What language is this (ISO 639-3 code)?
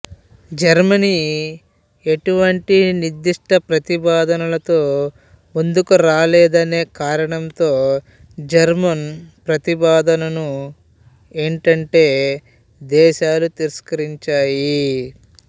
tel